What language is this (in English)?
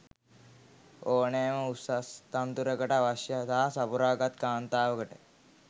Sinhala